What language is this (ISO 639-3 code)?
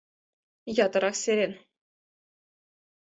chm